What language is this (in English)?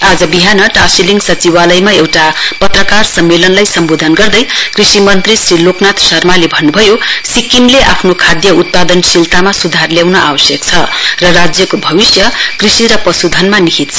Nepali